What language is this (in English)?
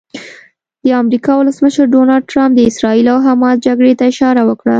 Pashto